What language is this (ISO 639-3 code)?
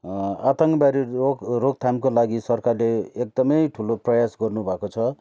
nep